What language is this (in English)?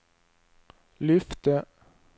Swedish